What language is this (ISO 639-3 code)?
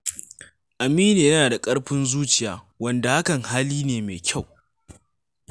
hau